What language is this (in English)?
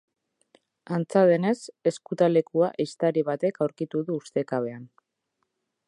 Basque